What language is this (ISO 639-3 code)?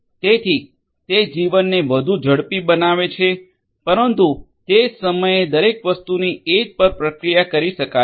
guj